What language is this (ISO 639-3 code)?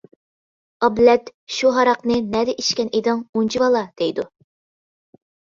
uig